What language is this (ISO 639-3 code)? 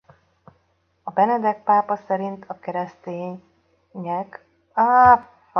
hun